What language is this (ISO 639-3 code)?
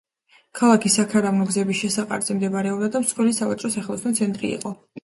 kat